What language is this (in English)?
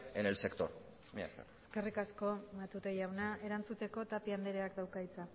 Basque